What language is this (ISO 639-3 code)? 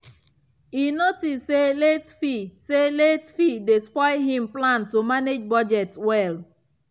pcm